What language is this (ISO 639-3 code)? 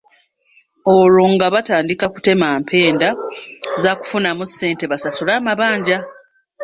lug